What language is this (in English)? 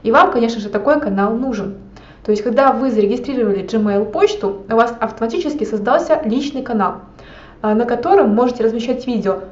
Russian